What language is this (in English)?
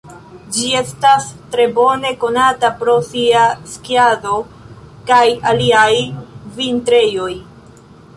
Esperanto